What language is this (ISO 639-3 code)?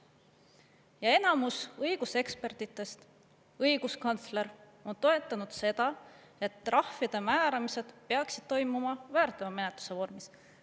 est